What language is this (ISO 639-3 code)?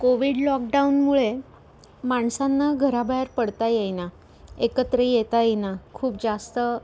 mar